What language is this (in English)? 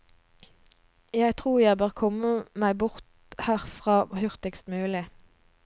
Norwegian